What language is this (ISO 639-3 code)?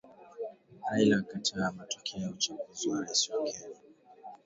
swa